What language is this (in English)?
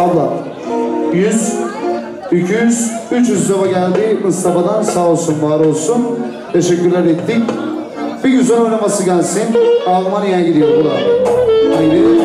Turkish